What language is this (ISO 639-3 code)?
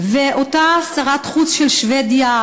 heb